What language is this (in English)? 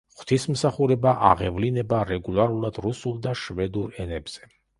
Georgian